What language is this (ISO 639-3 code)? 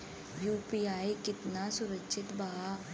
bho